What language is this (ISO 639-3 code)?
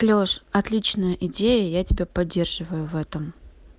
rus